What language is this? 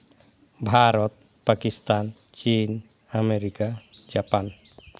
Santali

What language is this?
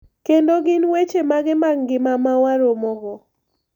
Luo (Kenya and Tanzania)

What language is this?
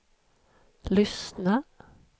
Swedish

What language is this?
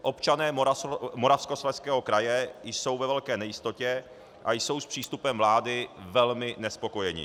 Czech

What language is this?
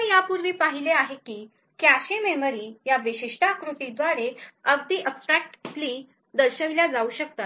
Marathi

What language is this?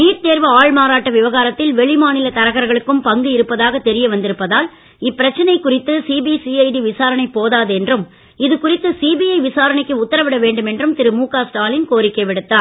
Tamil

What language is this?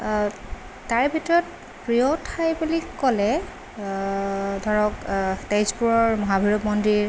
Assamese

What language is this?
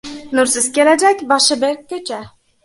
Uzbek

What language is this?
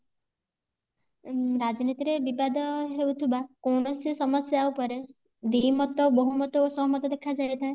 Odia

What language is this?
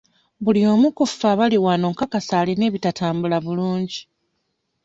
Ganda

